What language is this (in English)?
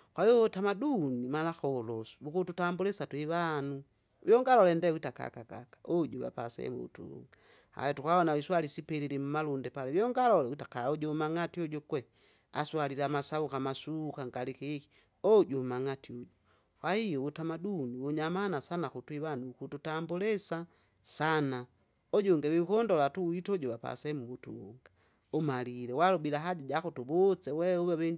Kinga